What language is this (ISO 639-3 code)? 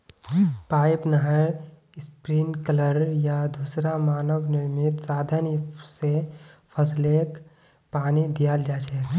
mag